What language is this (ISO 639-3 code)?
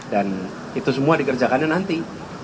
ind